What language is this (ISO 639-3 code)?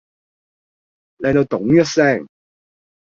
yue